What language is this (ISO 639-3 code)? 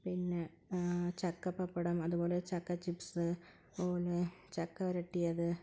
mal